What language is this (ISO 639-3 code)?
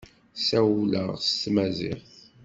kab